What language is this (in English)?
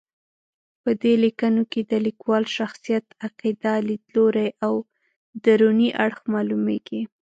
Pashto